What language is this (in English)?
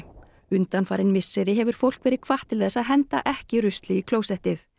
Icelandic